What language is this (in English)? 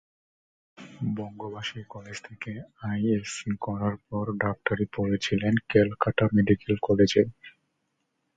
Bangla